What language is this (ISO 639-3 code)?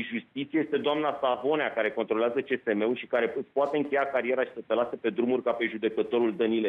ron